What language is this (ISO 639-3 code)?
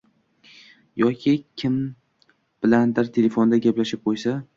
uzb